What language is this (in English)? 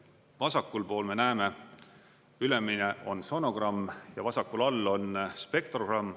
Estonian